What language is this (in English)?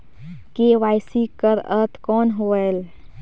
Chhattisgarhi